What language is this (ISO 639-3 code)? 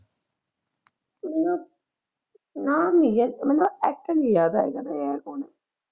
pan